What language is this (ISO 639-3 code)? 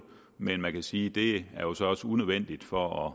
dan